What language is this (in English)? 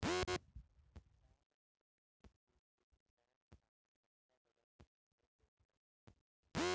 Bhojpuri